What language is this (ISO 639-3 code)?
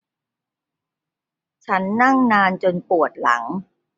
tha